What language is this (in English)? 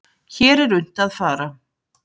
Icelandic